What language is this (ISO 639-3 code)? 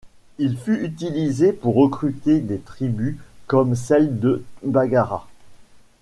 fra